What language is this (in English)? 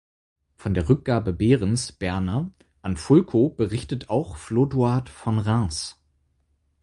German